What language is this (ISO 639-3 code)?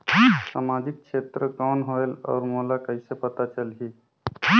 hne